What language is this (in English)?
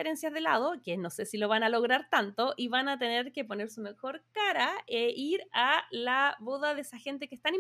Spanish